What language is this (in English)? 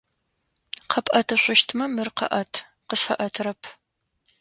Adyghe